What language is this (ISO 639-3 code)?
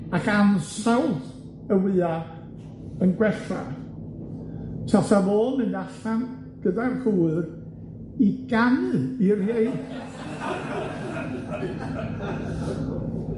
cym